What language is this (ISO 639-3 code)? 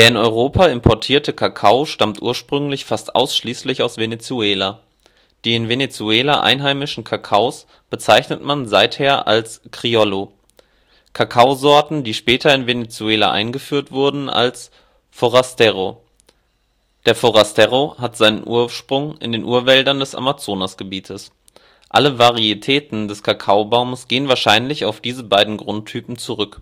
deu